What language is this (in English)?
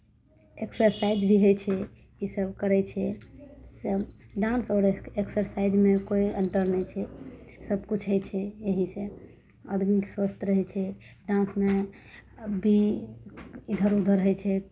Maithili